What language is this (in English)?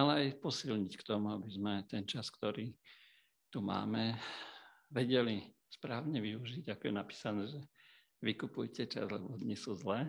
Slovak